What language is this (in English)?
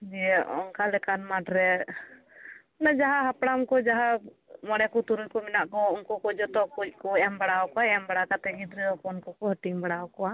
Santali